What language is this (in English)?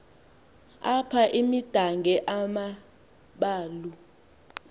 Xhosa